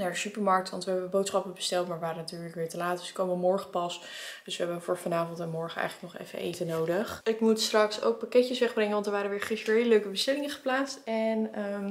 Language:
Dutch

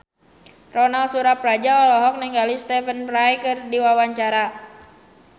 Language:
Sundanese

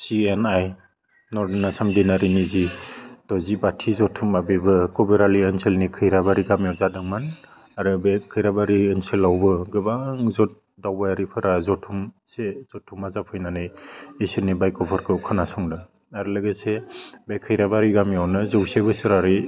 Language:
Bodo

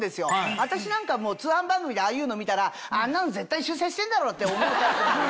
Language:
Japanese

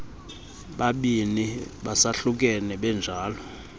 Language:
Xhosa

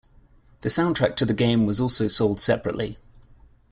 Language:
English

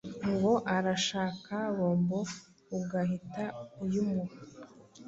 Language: Kinyarwanda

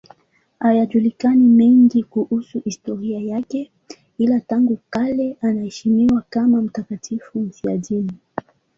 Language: Swahili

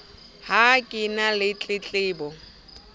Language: Southern Sotho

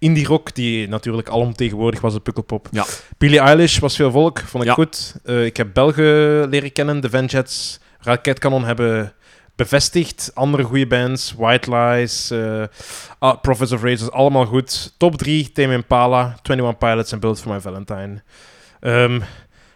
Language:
Dutch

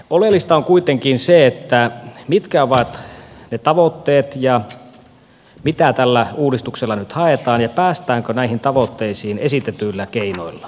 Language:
Finnish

